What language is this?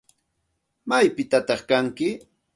Santa Ana de Tusi Pasco Quechua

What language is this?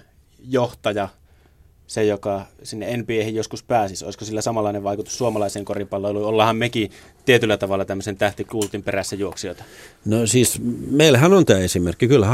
Finnish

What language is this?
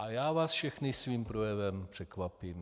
Czech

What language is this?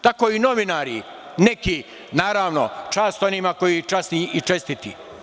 Serbian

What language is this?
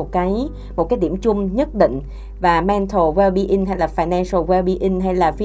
Vietnamese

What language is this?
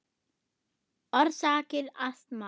Icelandic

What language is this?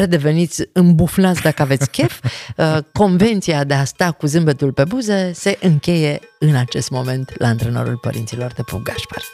Romanian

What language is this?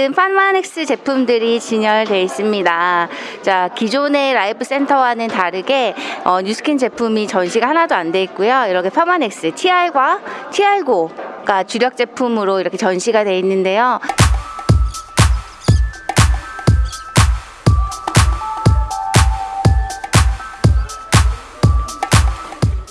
Korean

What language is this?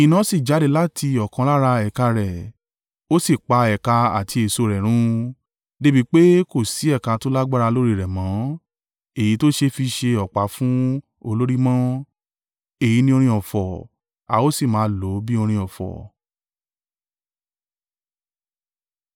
Yoruba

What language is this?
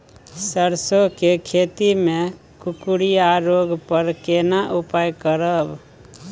Maithili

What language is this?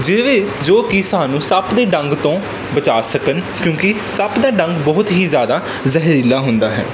Punjabi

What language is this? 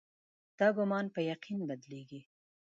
Pashto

